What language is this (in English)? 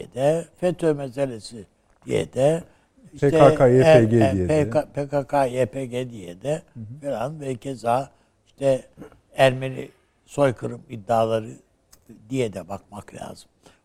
Turkish